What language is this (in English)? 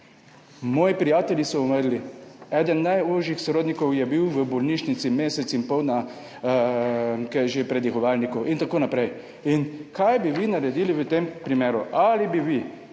Slovenian